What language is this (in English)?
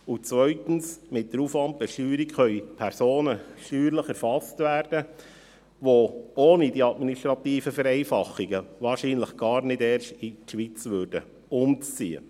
Swiss German